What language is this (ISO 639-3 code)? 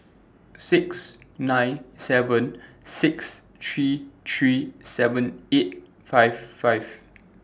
eng